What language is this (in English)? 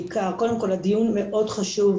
Hebrew